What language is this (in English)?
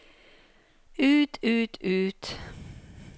Norwegian